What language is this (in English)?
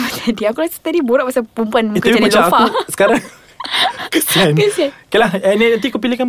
Malay